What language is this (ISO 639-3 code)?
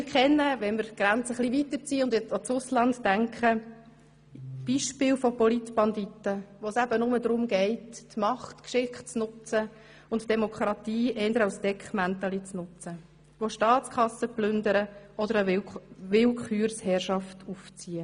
gsw